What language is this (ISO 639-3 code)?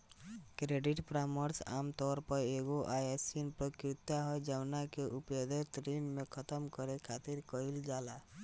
bho